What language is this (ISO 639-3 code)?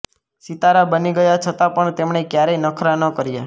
guj